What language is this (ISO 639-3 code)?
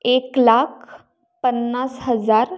mar